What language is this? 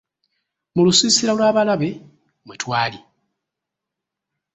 Ganda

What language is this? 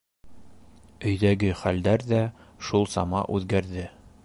Bashkir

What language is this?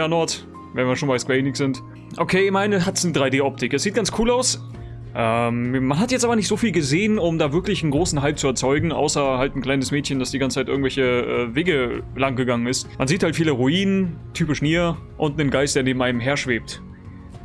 German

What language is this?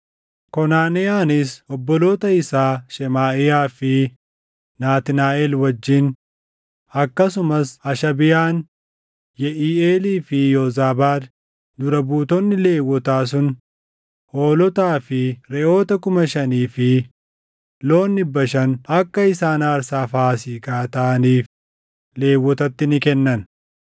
Oromo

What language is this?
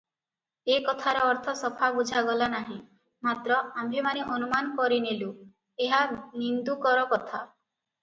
Odia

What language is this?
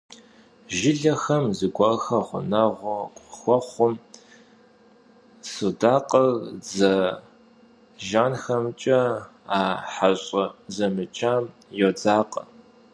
Kabardian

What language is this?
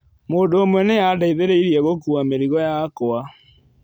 Kikuyu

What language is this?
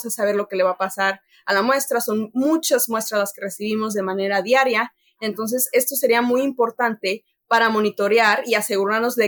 Spanish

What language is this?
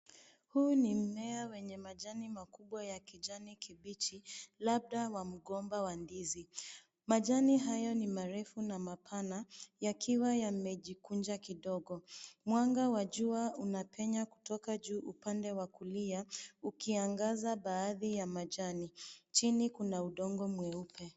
Swahili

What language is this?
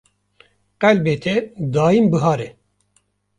Kurdish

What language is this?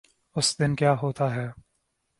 Urdu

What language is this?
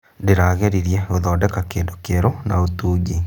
Kikuyu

